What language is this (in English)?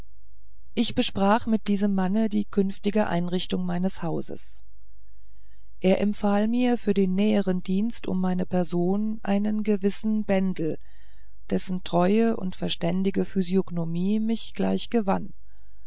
German